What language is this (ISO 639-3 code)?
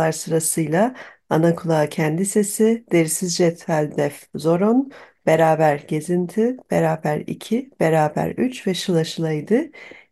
tur